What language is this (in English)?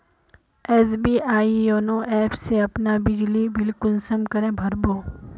Magahi